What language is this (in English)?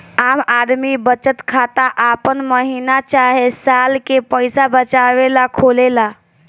Bhojpuri